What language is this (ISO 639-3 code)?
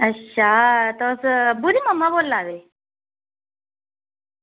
doi